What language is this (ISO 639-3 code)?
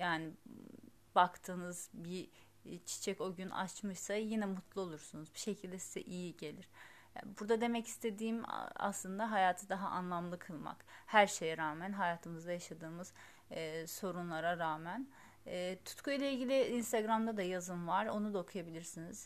tur